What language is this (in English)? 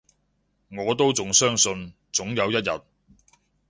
Cantonese